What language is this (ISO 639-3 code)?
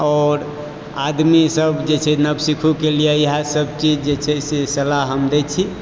mai